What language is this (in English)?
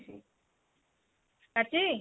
Odia